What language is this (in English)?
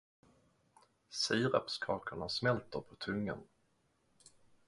Swedish